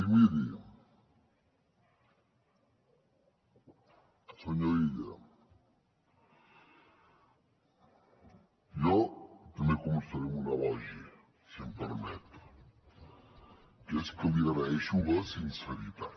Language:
Catalan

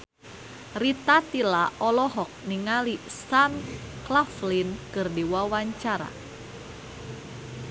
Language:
Sundanese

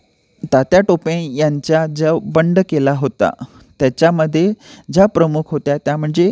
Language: Marathi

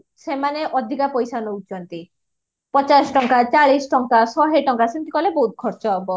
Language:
Odia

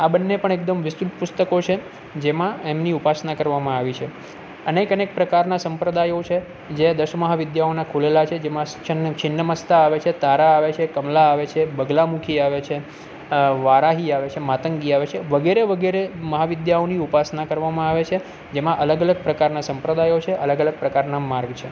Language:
Gujarati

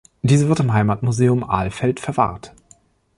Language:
German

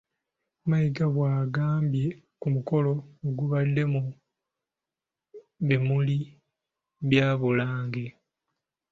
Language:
Ganda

